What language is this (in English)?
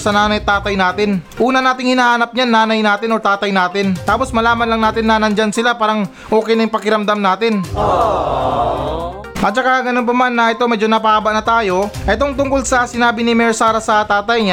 Filipino